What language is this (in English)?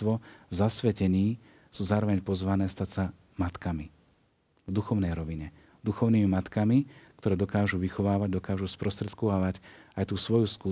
Slovak